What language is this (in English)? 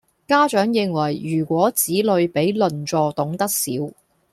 Cantonese